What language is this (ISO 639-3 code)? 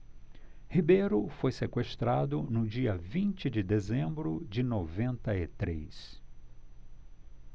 por